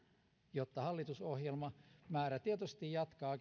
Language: Finnish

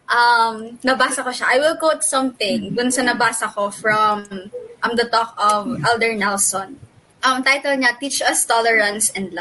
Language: Filipino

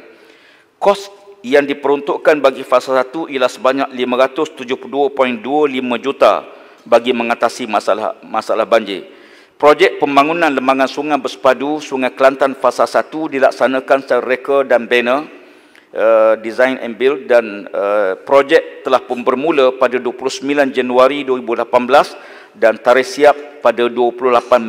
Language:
Malay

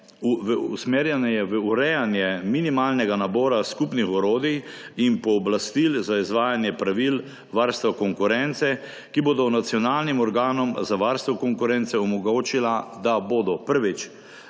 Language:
Slovenian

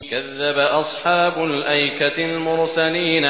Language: Arabic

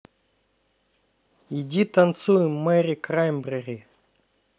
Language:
Russian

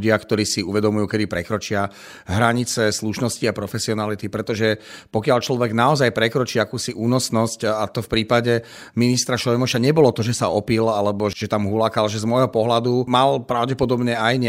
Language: Slovak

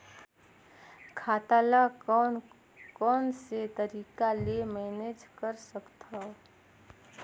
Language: Chhattisgarhi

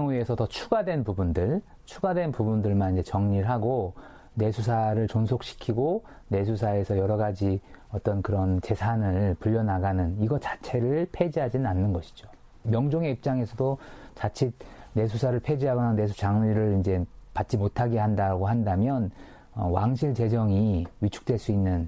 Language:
Korean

